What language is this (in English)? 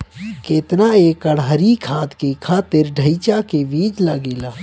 Bhojpuri